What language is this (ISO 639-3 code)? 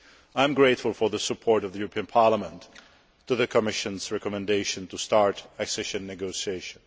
eng